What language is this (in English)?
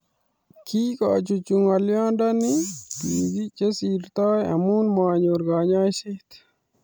Kalenjin